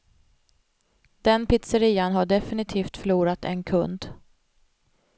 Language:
Swedish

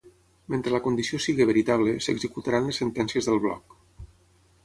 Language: Catalan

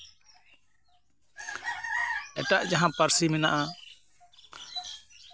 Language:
Santali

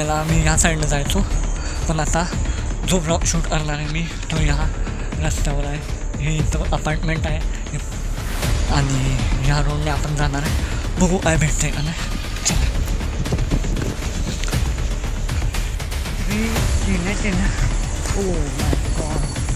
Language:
Hindi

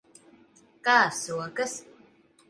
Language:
Latvian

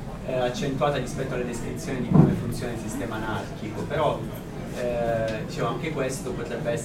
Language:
Italian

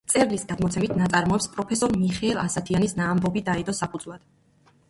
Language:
Georgian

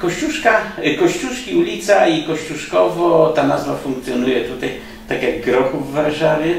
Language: Polish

